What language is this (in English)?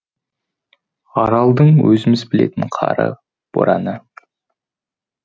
Kazakh